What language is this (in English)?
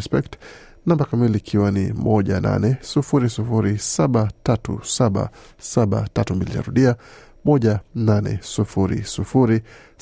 Swahili